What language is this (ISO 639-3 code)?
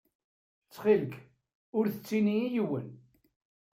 kab